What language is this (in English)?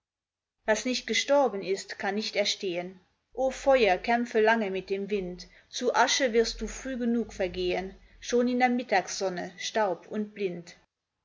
German